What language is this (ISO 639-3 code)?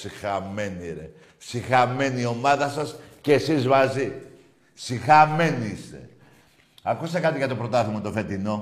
ell